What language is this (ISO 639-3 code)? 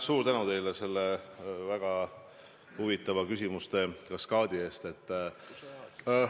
est